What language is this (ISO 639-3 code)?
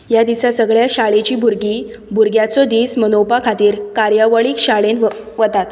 kok